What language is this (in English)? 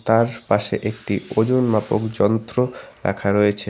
Bangla